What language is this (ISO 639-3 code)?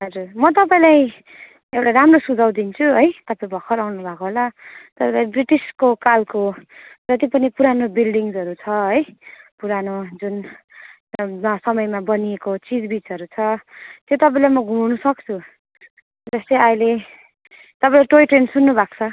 nep